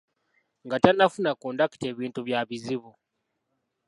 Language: Ganda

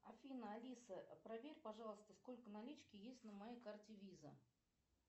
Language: Russian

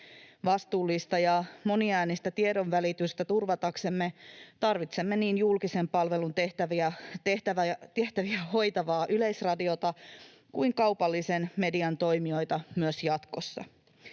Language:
Finnish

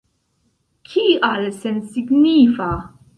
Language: Esperanto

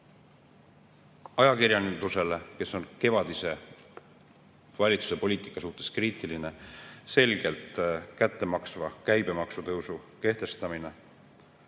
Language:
Estonian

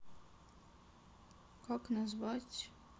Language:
Russian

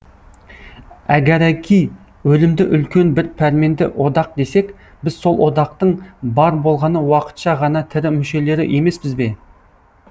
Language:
Kazakh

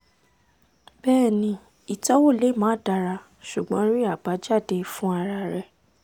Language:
Yoruba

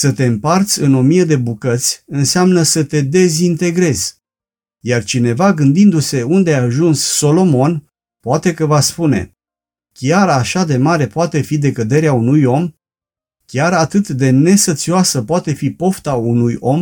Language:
Romanian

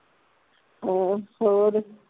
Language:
Punjabi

